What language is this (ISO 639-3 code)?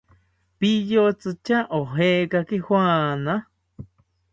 cpy